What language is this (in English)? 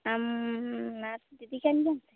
Santali